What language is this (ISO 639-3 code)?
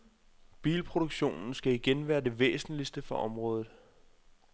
dan